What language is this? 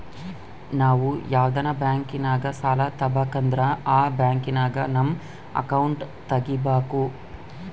Kannada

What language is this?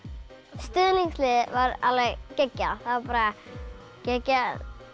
Icelandic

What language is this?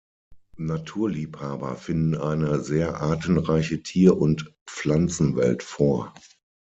German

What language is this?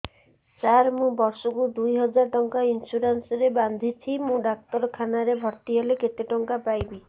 Odia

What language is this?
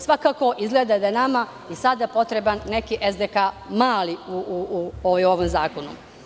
Serbian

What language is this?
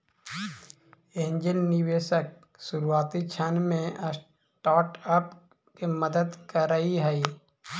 Magahi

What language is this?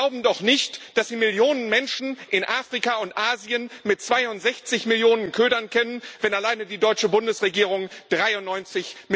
German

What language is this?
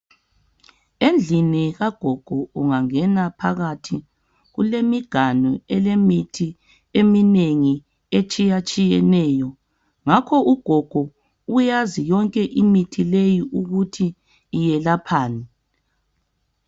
North Ndebele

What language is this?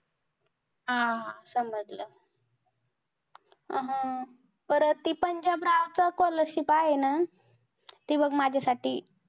Marathi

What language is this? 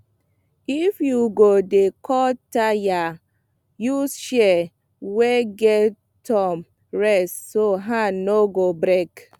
Nigerian Pidgin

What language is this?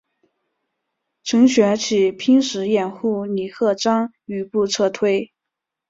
Chinese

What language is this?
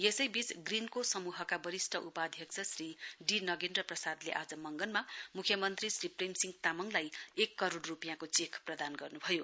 Nepali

